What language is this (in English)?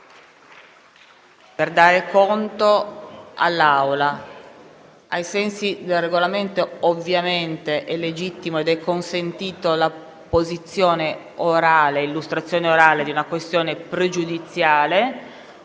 Italian